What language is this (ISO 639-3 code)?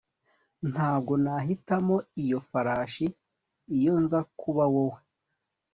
kin